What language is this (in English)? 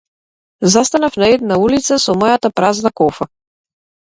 Macedonian